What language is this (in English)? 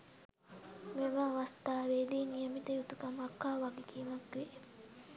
Sinhala